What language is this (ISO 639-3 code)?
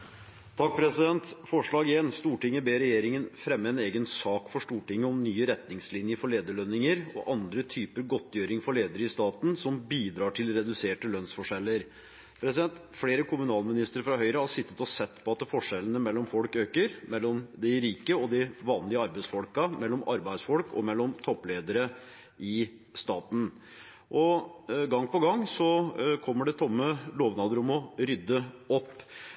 nob